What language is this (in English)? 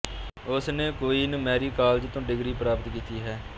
Punjabi